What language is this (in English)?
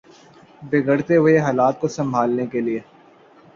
Urdu